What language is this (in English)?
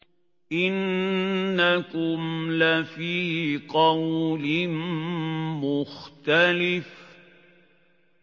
Arabic